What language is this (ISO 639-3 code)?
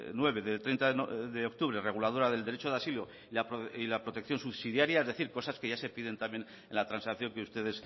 spa